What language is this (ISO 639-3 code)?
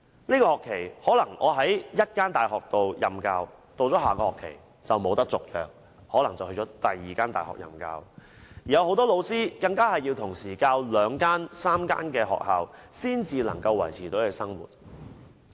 yue